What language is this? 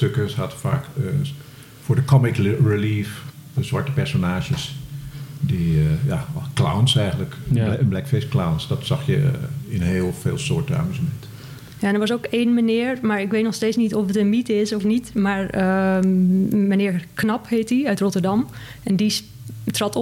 Dutch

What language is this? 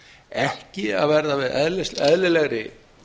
Icelandic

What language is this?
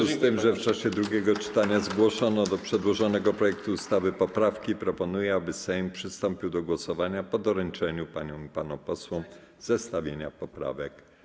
Polish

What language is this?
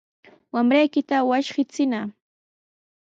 Sihuas Ancash Quechua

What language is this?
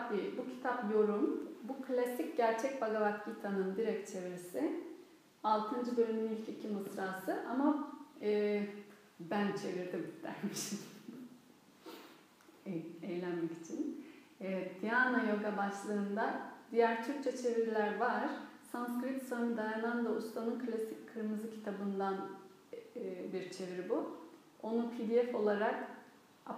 Turkish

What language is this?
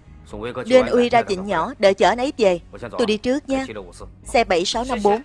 Vietnamese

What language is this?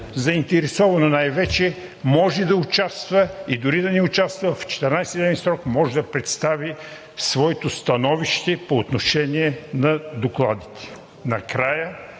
Bulgarian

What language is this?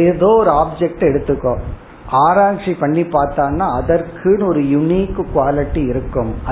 Tamil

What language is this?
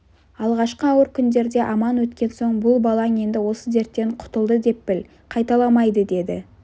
Kazakh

